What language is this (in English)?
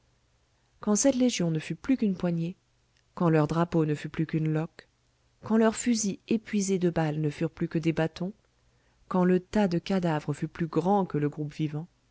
French